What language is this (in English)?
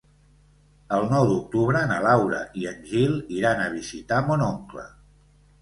Catalan